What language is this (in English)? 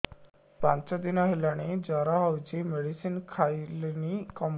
Odia